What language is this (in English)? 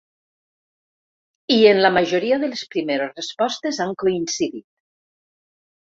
Catalan